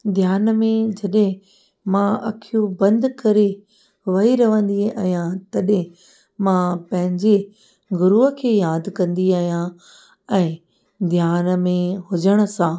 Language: Sindhi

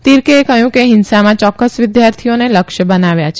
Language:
Gujarati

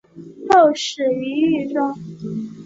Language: Chinese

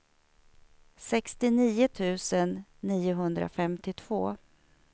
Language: Swedish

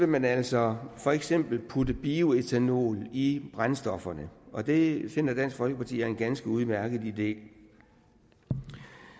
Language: Danish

